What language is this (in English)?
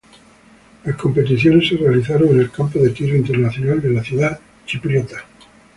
Spanish